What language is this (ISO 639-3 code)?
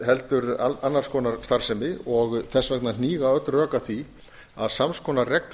isl